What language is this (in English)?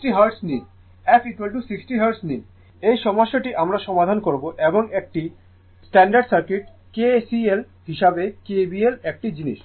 Bangla